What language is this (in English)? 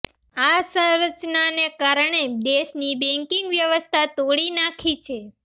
Gujarati